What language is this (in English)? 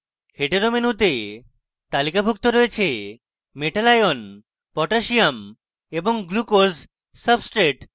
Bangla